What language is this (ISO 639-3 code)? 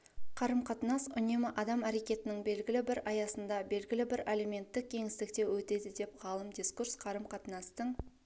kaz